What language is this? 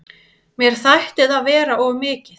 Icelandic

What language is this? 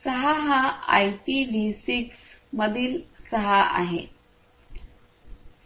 Marathi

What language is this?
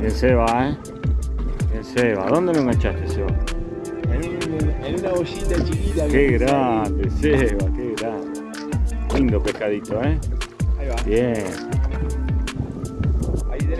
Spanish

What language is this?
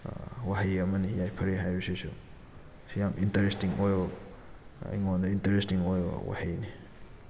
Manipuri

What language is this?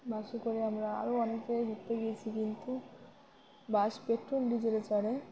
Bangla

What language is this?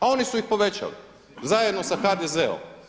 Croatian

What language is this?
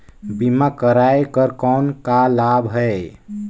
Chhattisgarhi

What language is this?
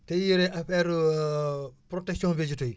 Wolof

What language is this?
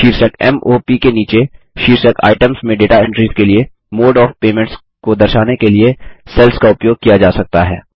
Hindi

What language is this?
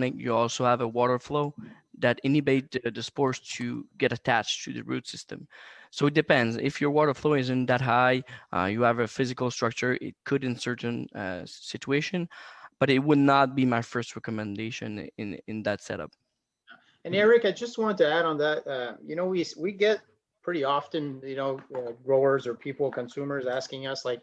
English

